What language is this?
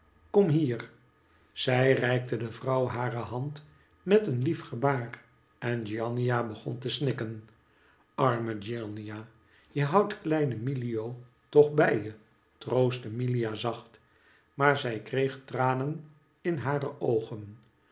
Dutch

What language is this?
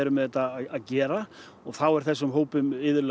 Icelandic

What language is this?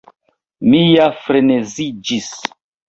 Esperanto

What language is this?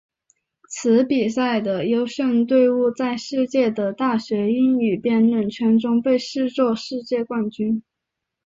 Chinese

